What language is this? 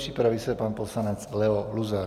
Czech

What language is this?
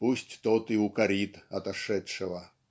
Russian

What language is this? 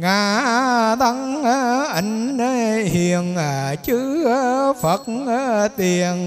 Vietnamese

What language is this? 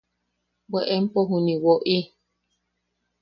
Yaqui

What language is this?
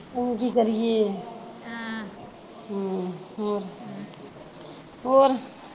Punjabi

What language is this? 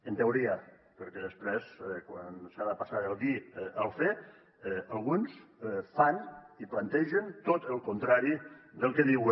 Catalan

